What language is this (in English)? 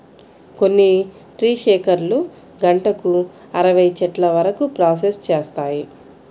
Telugu